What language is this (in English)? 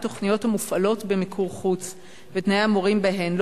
Hebrew